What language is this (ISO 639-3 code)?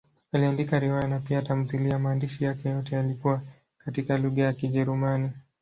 swa